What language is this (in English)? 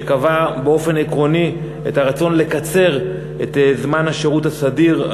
Hebrew